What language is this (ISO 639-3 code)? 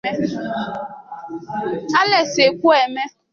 ibo